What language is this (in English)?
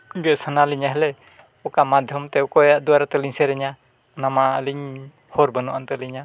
Santali